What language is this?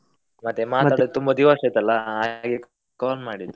Kannada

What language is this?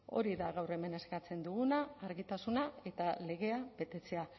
Basque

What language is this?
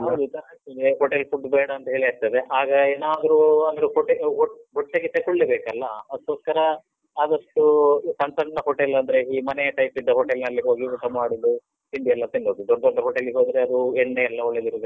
Kannada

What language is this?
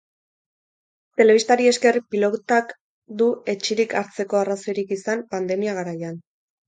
Basque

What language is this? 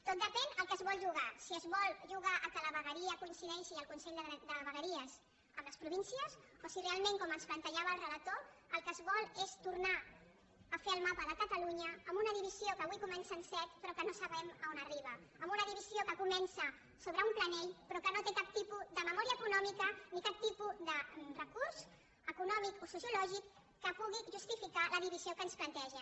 Catalan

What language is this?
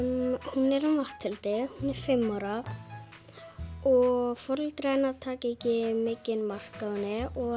Icelandic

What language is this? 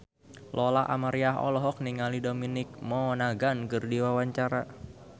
Sundanese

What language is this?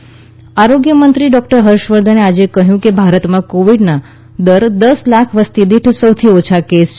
Gujarati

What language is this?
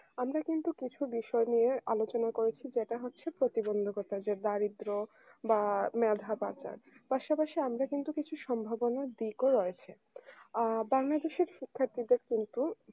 Bangla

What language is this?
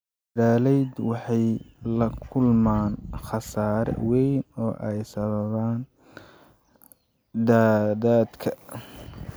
Somali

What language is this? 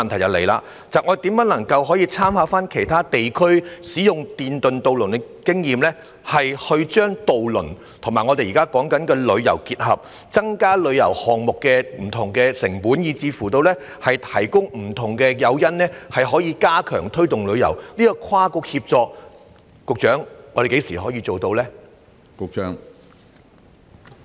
Cantonese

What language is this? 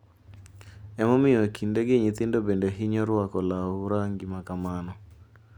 Luo (Kenya and Tanzania)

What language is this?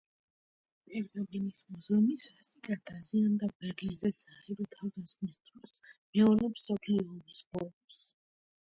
Georgian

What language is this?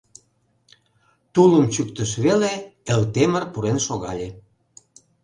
Mari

